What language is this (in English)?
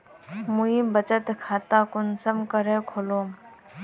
Magahi